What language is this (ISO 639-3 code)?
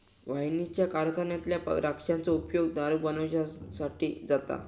mar